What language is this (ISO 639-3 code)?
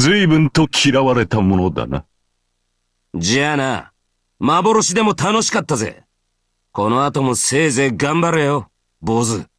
jpn